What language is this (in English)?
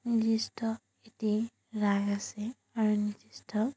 Assamese